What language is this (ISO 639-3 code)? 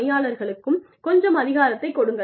tam